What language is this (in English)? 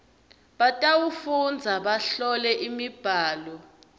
Swati